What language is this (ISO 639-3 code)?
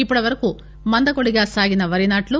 tel